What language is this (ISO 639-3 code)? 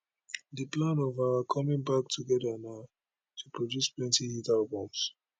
pcm